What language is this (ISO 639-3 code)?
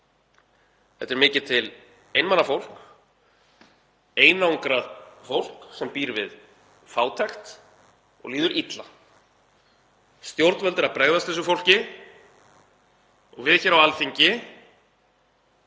isl